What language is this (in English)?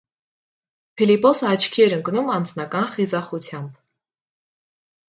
Armenian